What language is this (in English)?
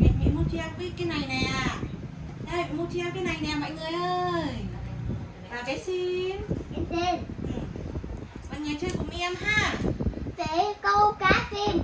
Vietnamese